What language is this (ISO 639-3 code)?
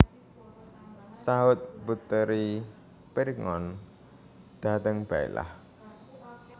jav